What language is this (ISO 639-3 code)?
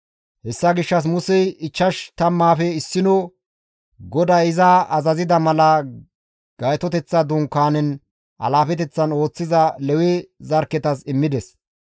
gmv